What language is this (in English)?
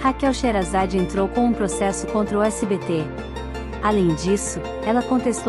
Portuguese